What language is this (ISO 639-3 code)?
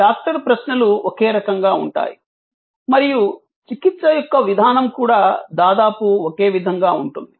tel